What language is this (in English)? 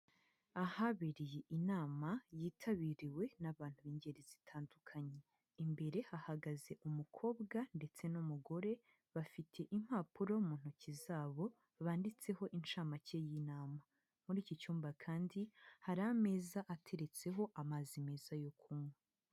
Kinyarwanda